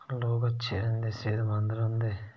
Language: Dogri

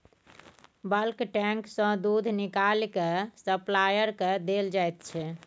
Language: Maithili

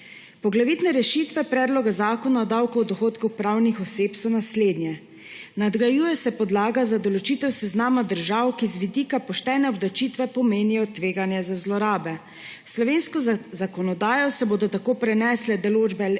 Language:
Slovenian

